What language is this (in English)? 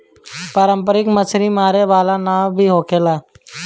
Bhojpuri